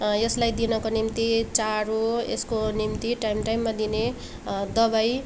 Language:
Nepali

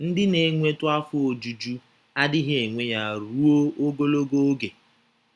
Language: Igbo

